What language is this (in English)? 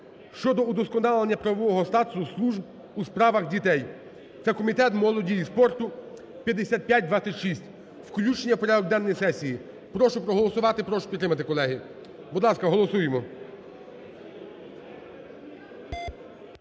Ukrainian